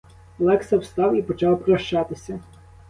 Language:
Ukrainian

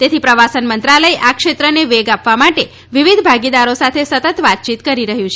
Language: Gujarati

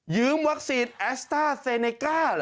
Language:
Thai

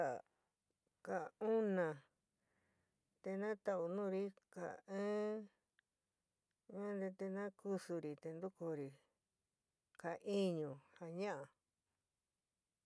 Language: San Miguel El Grande Mixtec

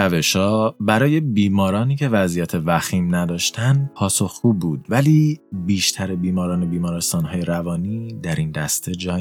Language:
Persian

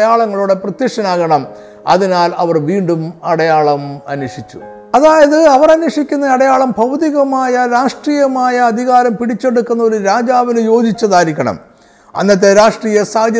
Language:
Malayalam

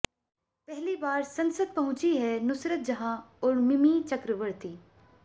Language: Hindi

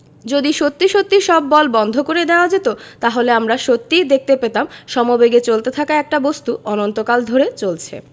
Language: Bangla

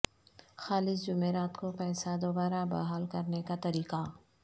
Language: Urdu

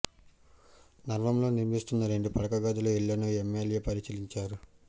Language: Telugu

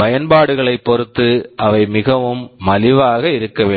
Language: Tamil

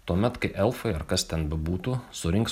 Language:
Lithuanian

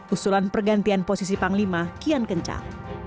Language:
Indonesian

